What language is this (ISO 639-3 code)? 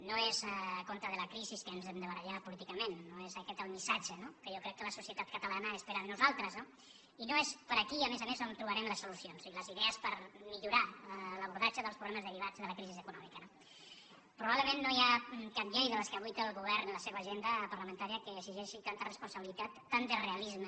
cat